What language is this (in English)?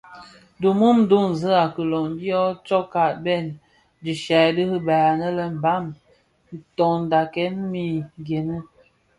Bafia